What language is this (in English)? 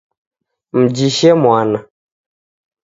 Taita